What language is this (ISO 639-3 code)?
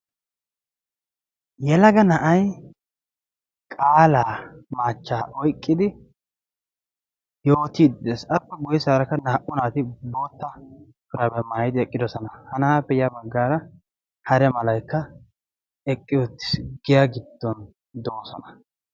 wal